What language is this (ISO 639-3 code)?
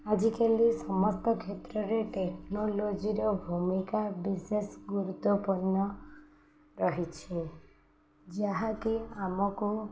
ori